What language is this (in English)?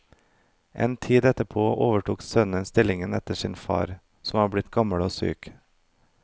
Norwegian